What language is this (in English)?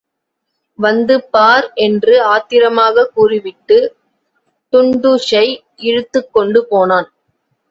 Tamil